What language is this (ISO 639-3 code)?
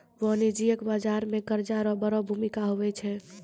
mai